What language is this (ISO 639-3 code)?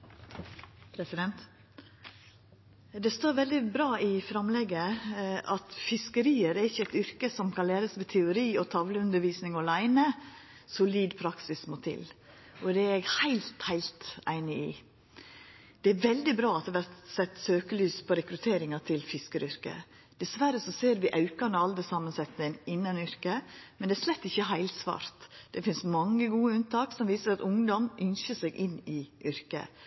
nor